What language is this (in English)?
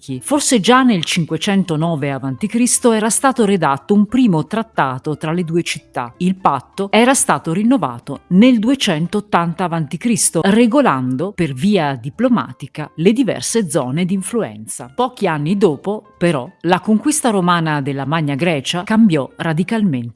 Italian